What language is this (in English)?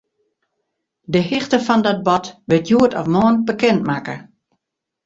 Western Frisian